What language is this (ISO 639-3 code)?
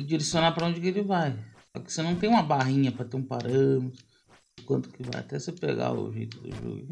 por